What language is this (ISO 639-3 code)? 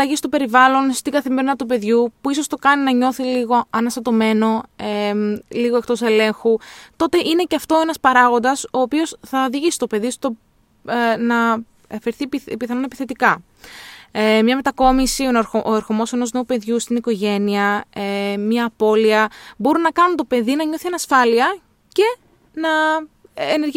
ell